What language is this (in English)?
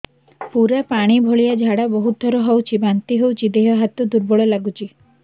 Odia